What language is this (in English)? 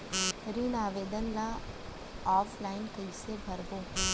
Chhattisgarhi